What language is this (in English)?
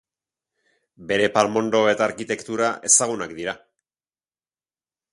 Basque